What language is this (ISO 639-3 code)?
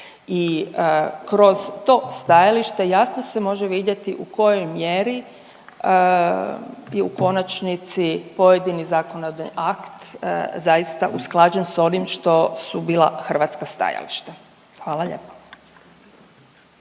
hrv